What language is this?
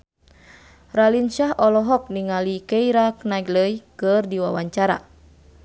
Sundanese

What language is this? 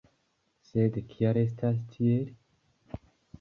Esperanto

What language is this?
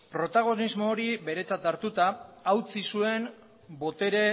Basque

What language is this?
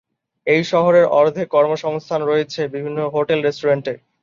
Bangla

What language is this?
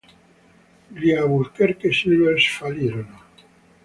Italian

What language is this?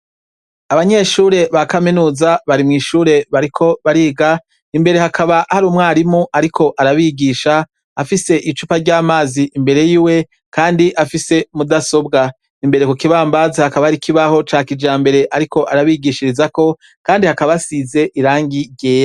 Rundi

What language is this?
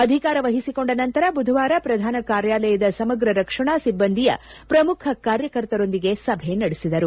Kannada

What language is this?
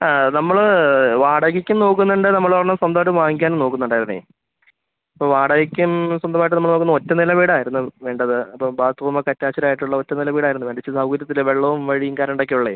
Malayalam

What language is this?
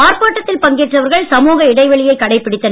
Tamil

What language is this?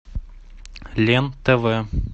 Russian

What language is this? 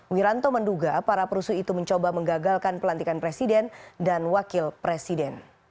Indonesian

